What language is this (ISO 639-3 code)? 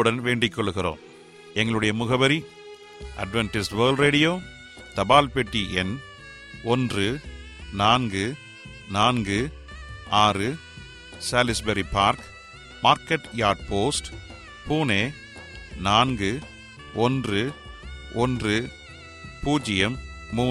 tam